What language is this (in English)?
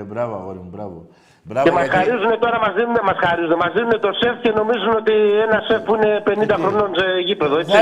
Greek